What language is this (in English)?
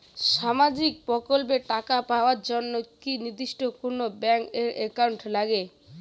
Bangla